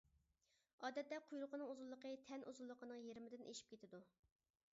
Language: Uyghur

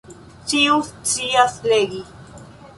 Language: Esperanto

